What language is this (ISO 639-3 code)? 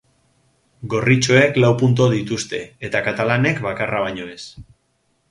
eus